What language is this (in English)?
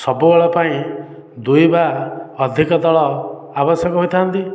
Odia